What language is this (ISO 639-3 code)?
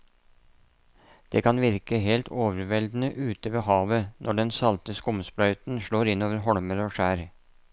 nor